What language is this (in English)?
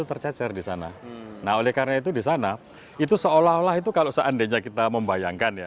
Indonesian